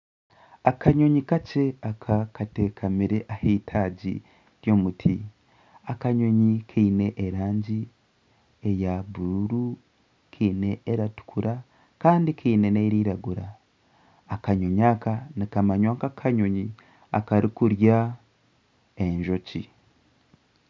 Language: Nyankole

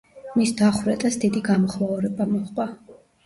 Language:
Georgian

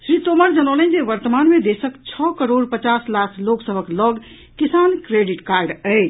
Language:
Maithili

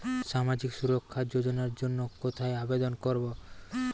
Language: Bangla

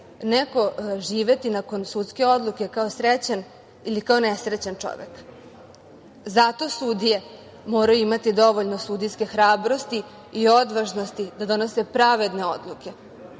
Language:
Serbian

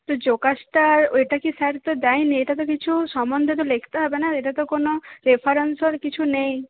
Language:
Bangla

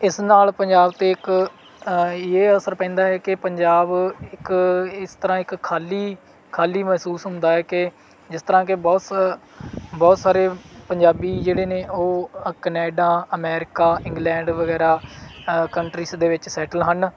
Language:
Punjabi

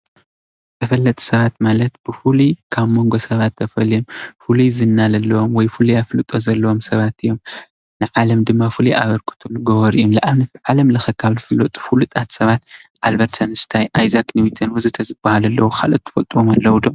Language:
Tigrinya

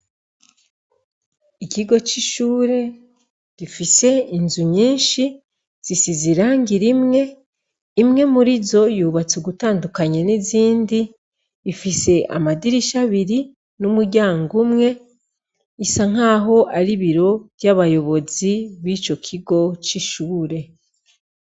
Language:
Rundi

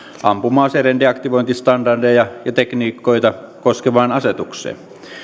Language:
Finnish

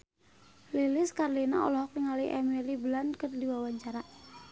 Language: Sundanese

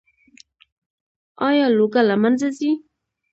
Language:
Pashto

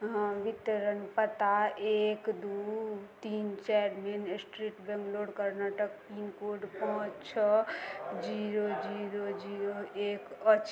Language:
Maithili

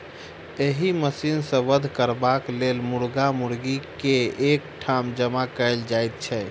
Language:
Maithili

